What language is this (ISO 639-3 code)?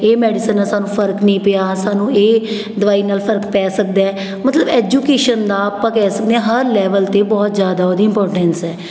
pan